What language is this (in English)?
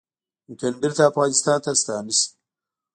Pashto